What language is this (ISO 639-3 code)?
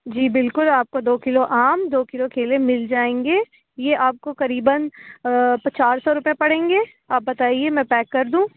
urd